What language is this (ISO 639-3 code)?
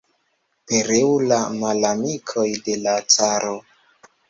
epo